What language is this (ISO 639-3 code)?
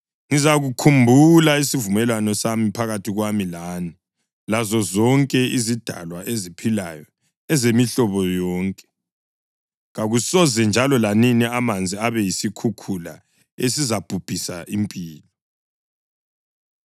nde